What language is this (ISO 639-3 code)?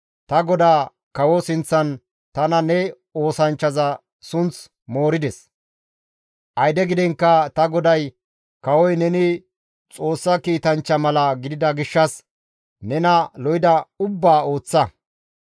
gmv